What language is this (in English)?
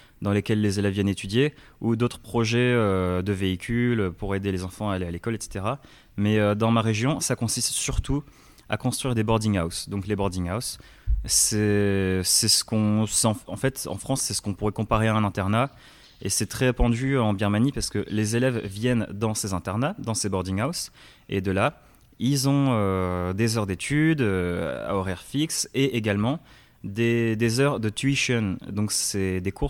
French